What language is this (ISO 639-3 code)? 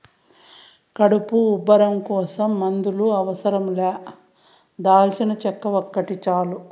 tel